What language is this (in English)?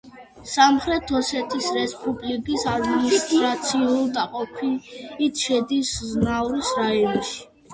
Georgian